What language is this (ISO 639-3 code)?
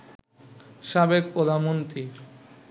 ben